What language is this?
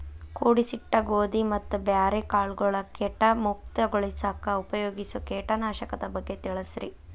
Kannada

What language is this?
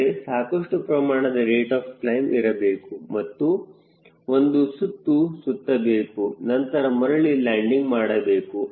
Kannada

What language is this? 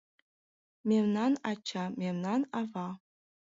Mari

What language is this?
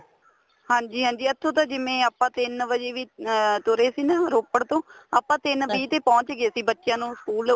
Punjabi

